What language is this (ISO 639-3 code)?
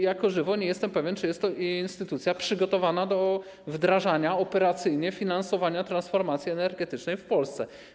pol